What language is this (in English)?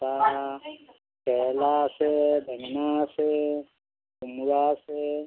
Assamese